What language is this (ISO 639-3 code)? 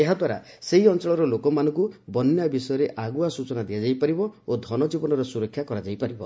ori